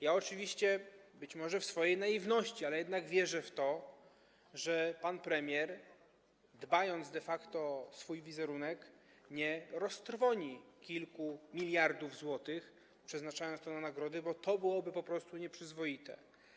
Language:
Polish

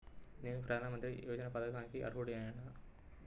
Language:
Telugu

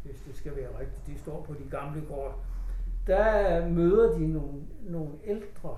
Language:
Danish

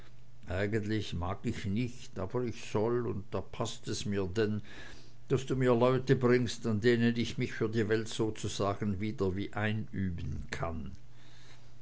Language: German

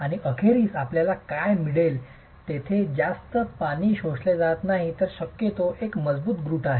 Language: Marathi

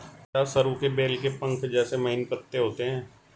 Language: Hindi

